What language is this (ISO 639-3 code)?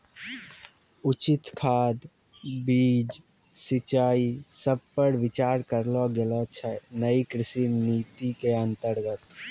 mai